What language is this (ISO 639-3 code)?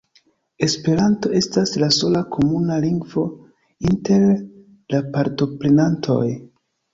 epo